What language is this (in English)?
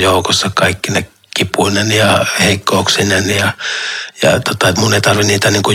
Finnish